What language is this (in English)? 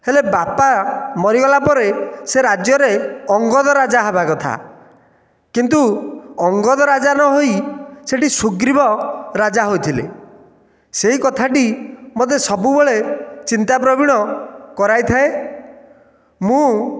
Odia